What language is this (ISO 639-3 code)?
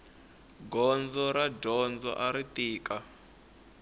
tso